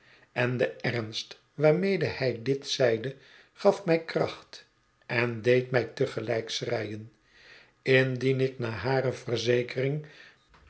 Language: Dutch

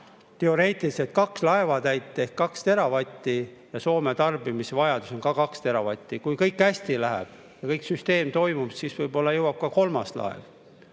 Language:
Estonian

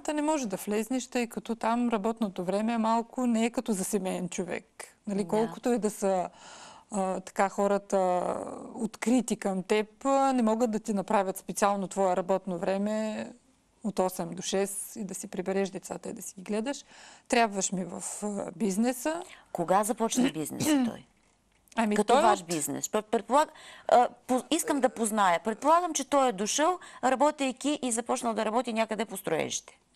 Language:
Bulgarian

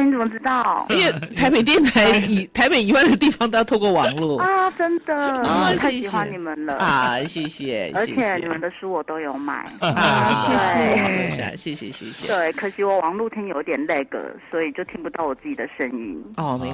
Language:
Chinese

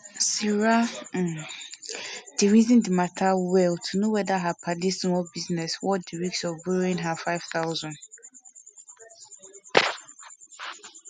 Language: Nigerian Pidgin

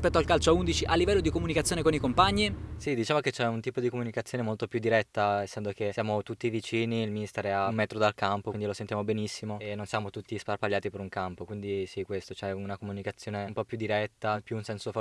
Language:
Italian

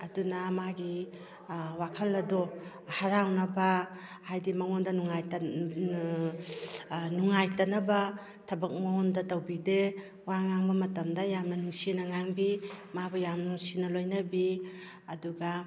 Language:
Manipuri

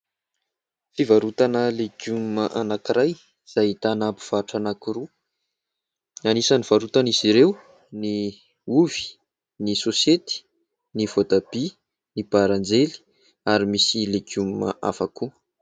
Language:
Malagasy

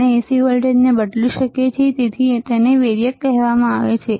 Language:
Gujarati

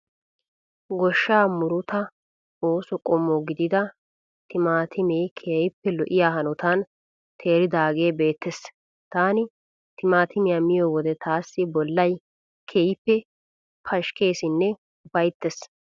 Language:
Wolaytta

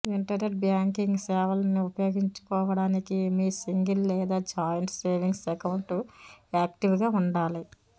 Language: Telugu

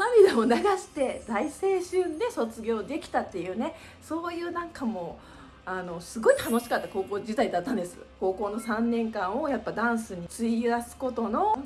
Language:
Japanese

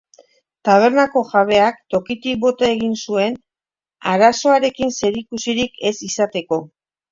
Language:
Basque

